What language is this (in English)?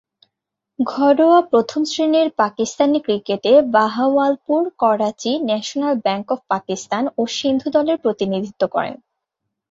Bangla